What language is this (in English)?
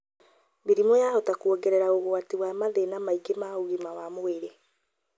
Kikuyu